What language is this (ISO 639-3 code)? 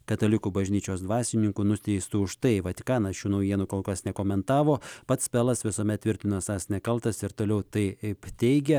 lit